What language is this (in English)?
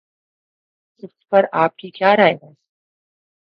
Urdu